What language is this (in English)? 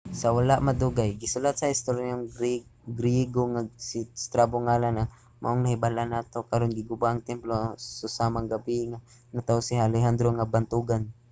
Cebuano